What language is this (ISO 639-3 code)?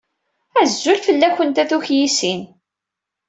kab